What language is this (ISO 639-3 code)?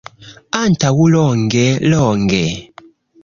epo